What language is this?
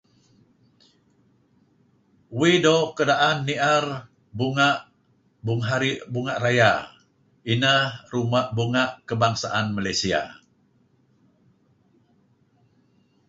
Kelabit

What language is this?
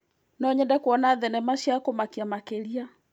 Kikuyu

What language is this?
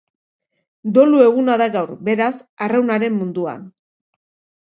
Basque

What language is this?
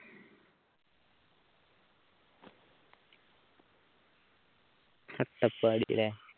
Malayalam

